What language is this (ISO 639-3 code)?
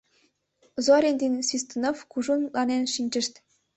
chm